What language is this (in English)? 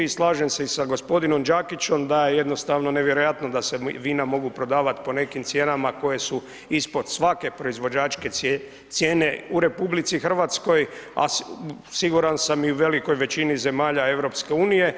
Croatian